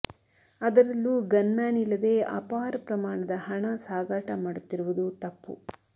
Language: Kannada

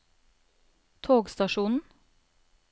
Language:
Norwegian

